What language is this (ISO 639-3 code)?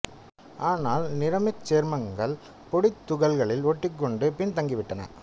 tam